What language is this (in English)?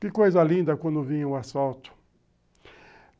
Portuguese